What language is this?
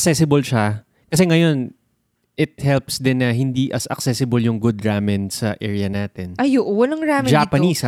Filipino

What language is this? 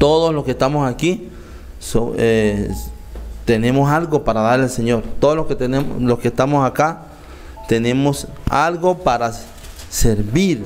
Spanish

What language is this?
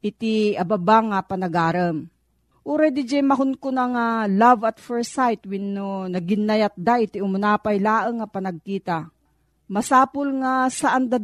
Filipino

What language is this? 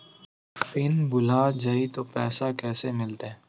Magahi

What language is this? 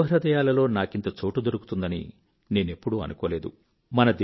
Telugu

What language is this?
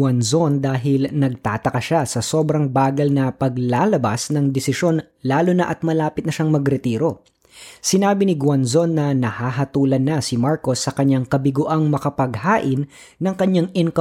Filipino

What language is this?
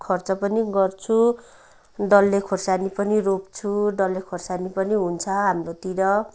Nepali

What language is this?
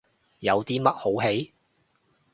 Cantonese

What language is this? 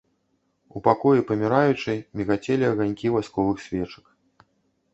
Belarusian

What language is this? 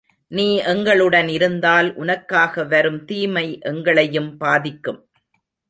Tamil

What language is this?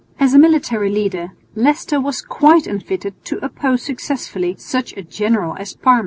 English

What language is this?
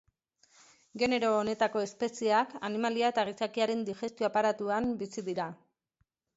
Basque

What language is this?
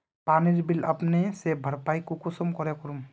Magahi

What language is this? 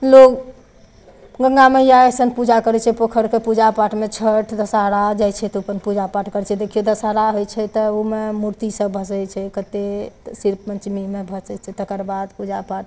Maithili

